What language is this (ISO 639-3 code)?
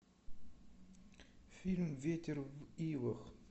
rus